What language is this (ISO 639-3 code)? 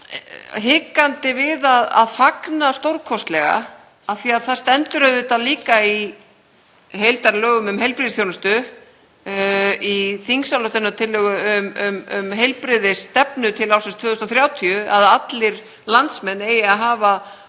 isl